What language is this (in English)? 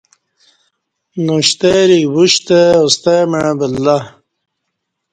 Kati